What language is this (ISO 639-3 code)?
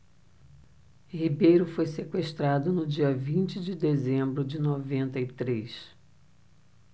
por